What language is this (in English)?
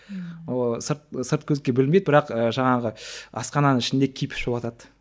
Kazakh